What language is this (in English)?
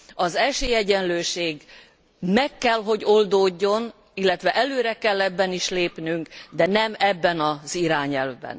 Hungarian